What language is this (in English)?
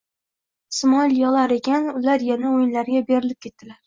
Uzbek